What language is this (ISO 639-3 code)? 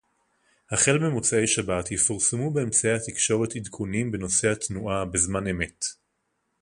heb